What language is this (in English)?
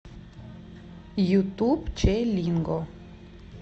Russian